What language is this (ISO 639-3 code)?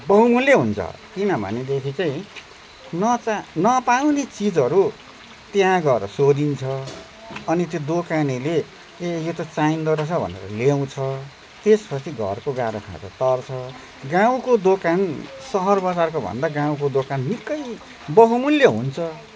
nep